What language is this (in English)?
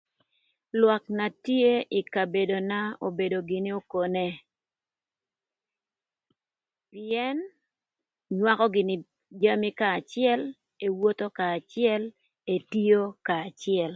Thur